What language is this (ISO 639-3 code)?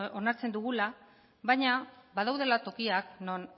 eus